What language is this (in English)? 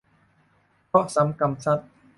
Thai